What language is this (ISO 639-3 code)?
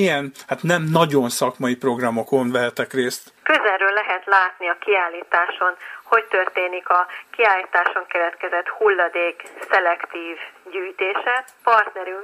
hun